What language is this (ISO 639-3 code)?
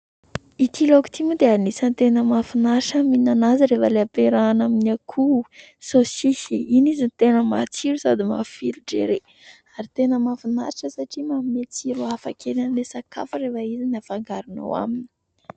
mlg